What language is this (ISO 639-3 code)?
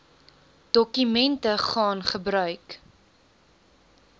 afr